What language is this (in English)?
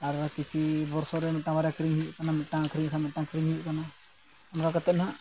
Santali